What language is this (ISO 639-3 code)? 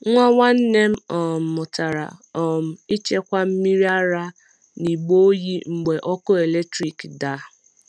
ibo